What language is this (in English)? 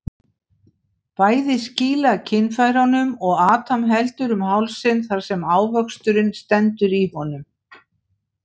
Icelandic